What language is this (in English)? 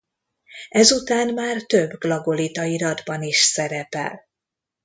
Hungarian